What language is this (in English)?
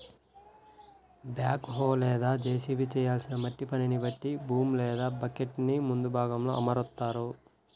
Telugu